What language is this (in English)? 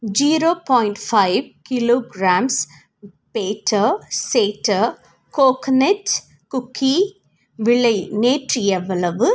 Tamil